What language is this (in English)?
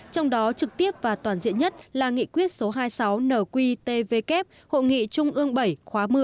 Vietnamese